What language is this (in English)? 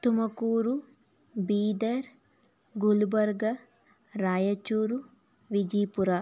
Kannada